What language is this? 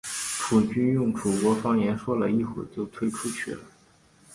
Chinese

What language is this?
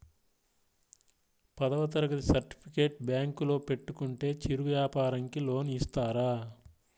Telugu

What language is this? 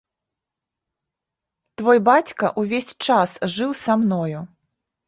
Belarusian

